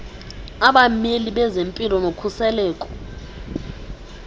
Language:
Xhosa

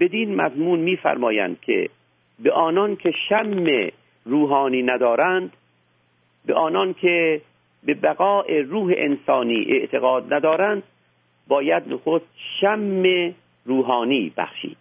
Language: Persian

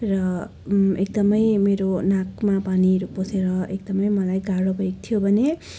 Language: Nepali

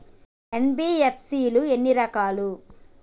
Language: Telugu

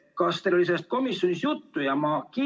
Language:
Estonian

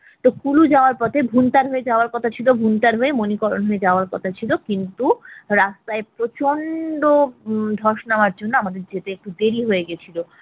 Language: Bangla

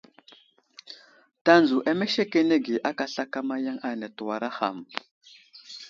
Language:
Wuzlam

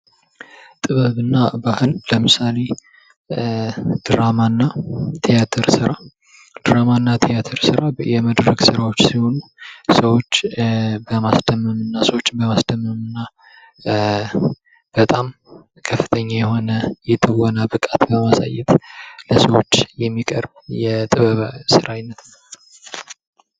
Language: Amharic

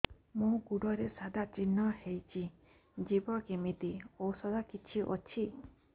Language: Odia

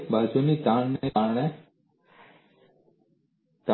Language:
Gujarati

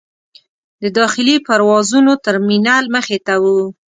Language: Pashto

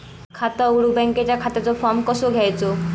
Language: Marathi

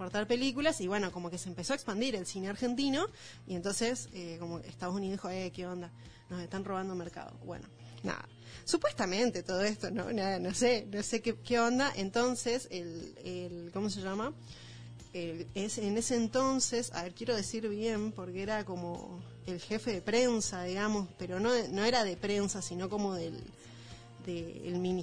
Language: Spanish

